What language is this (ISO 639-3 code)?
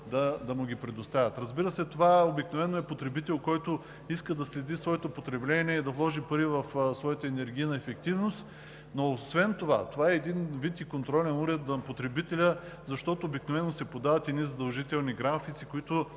bul